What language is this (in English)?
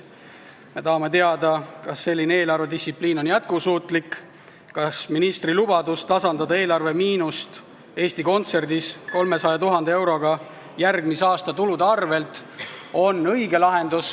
Estonian